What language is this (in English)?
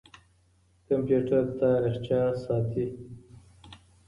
Pashto